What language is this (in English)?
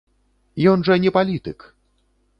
Belarusian